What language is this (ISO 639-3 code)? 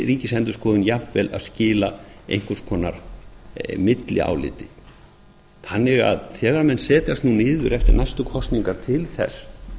isl